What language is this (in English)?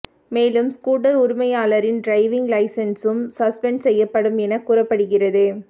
Tamil